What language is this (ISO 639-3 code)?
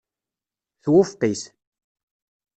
kab